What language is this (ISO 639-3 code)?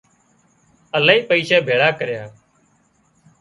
kxp